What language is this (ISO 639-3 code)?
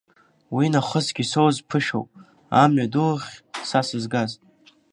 abk